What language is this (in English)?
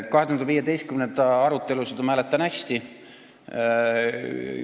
Estonian